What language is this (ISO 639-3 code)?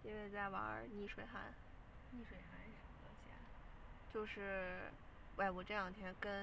zho